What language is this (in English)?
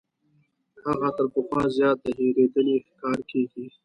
Pashto